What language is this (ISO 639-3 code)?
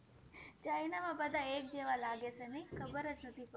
guj